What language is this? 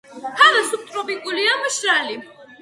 Georgian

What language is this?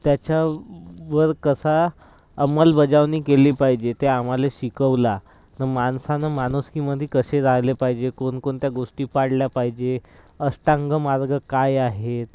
Marathi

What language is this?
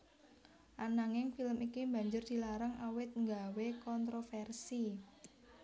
Javanese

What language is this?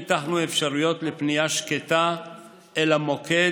Hebrew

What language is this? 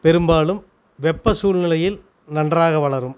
Tamil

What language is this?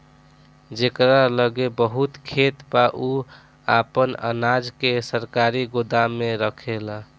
Bhojpuri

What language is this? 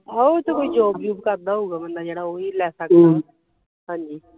Punjabi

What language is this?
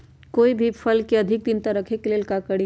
Magahi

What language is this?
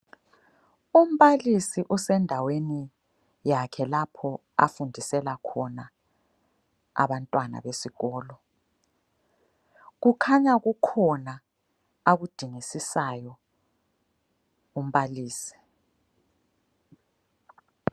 North Ndebele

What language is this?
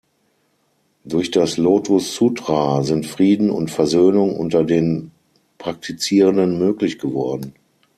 German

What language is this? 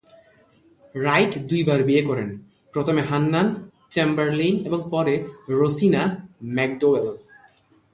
Bangla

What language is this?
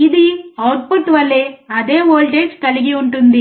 Telugu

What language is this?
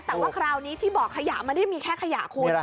Thai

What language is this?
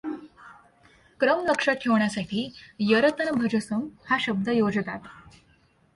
Marathi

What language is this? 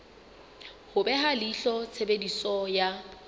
Southern Sotho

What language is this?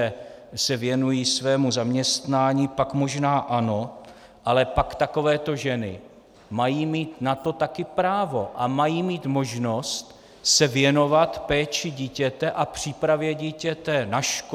Czech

